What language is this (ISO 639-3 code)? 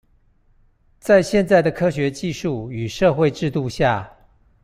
zho